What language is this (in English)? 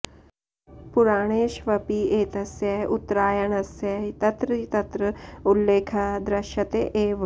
Sanskrit